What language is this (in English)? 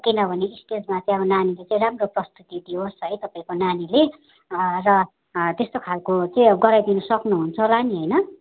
Nepali